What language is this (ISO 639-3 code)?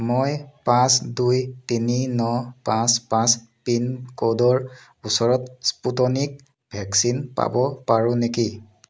asm